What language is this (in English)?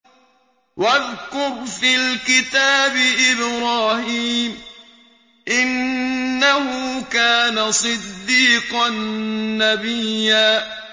Arabic